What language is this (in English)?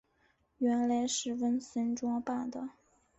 Chinese